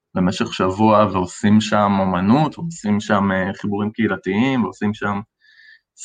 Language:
Hebrew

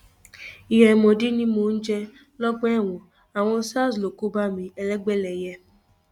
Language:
Yoruba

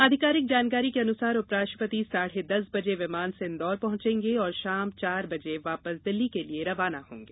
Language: Hindi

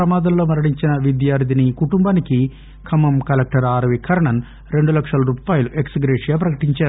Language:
Telugu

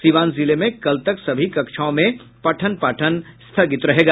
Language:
Hindi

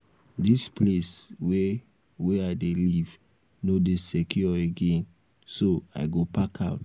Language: Nigerian Pidgin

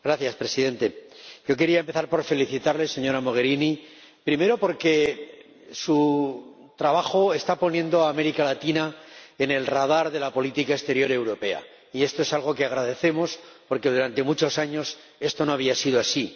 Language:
Spanish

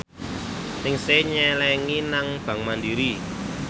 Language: Javanese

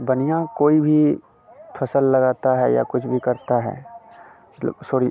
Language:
Hindi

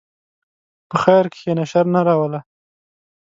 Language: Pashto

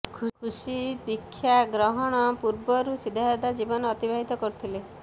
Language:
Odia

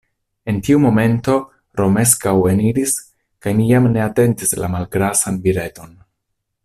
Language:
Esperanto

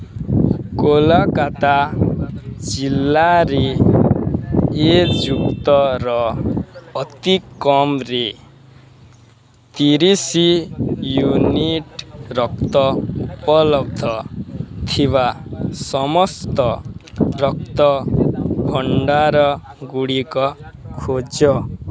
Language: Odia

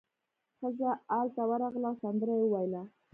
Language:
Pashto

